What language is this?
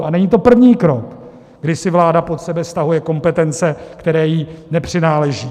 Czech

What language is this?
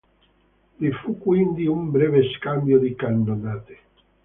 Italian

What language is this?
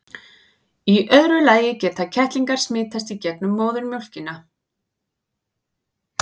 Icelandic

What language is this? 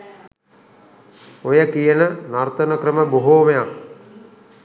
Sinhala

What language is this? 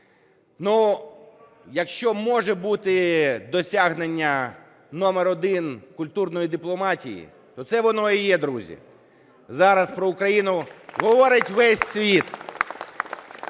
Ukrainian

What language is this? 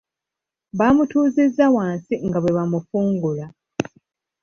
Ganda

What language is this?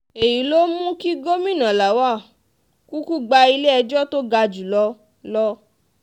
Yoruba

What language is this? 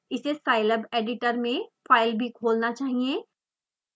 Hindi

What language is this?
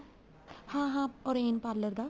Punjabi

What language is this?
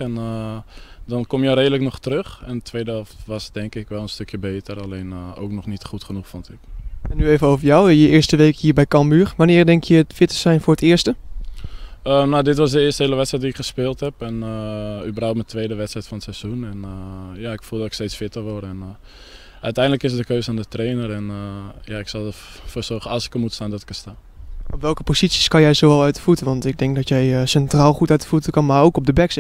Dutch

